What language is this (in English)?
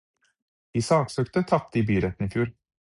Norwegian Bokmål